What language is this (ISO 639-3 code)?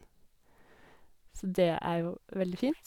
nor